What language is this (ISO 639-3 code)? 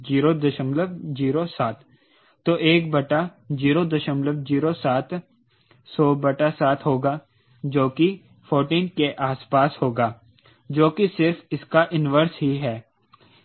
hin